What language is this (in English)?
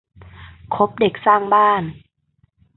Thai